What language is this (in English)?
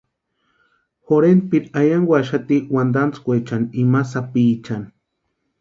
Western Highland Purepecha